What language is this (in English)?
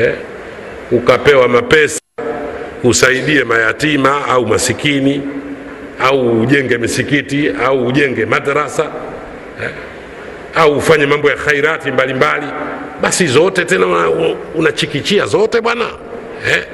Swahili